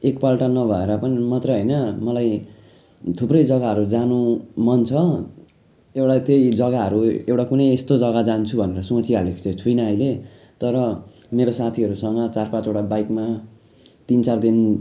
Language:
Nepali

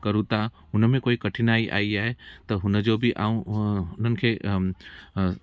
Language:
Sindhi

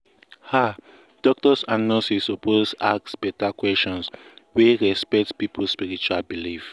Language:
Nigerian Pidgin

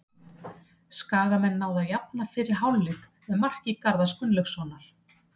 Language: Icelandic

